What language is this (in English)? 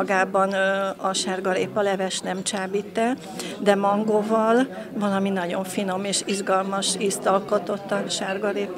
Hungarian